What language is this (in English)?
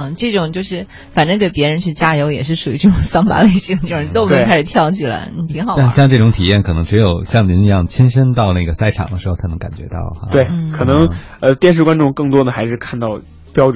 Chinese